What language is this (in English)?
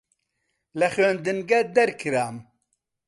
Central Kurdish